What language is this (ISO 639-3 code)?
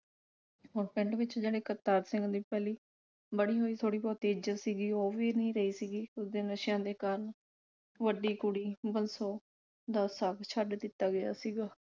pan